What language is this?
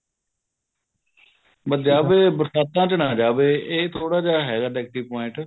Punjabi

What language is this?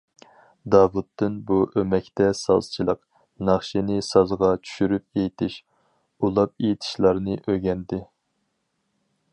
Uyghur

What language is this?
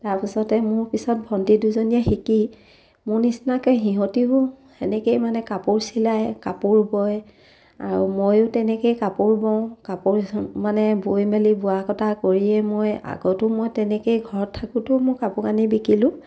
Assamese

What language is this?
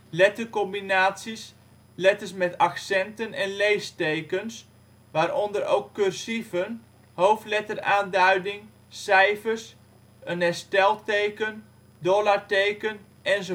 Dutch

